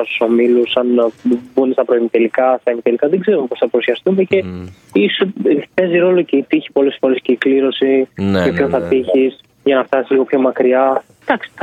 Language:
Greek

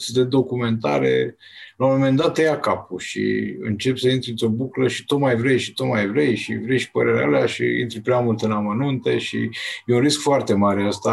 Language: Romanian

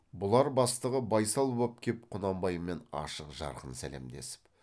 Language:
Kazakh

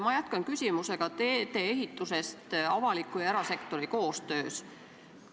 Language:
Estonian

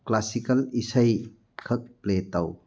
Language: Manipuri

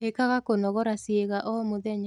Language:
Kikuyu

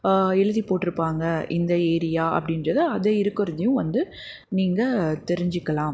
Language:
Tamil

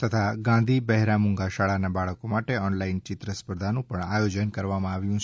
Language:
Gujarati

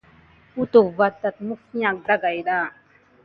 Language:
Gidar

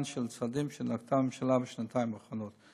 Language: Hebrew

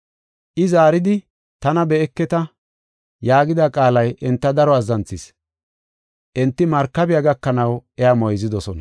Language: Gofa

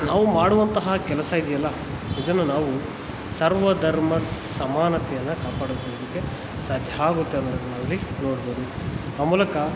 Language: Kannada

